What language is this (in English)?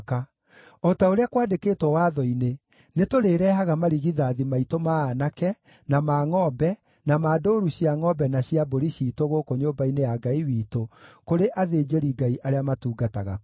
Kikuyu